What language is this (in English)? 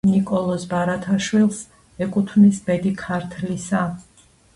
Georgian